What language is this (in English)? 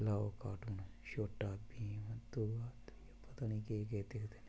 Dogri